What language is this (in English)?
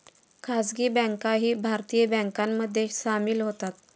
Marathi